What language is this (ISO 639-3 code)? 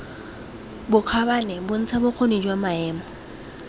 tsn